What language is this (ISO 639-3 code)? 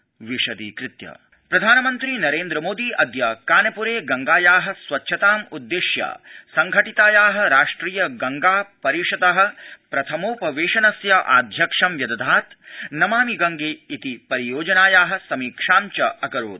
san